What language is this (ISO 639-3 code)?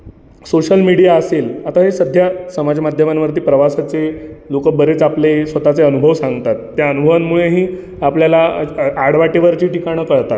mar